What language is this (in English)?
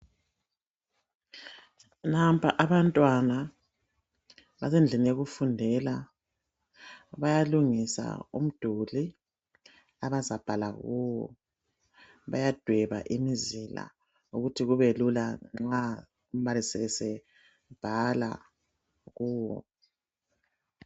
North Ndebele